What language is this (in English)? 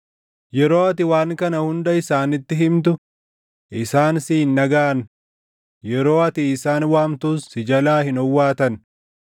Oromo